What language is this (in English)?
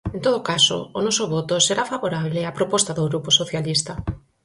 Galician